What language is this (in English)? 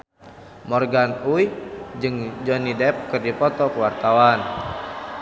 Sundanese